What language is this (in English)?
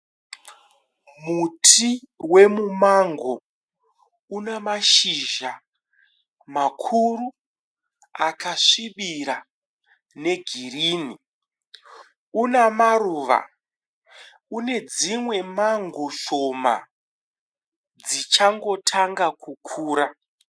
Shona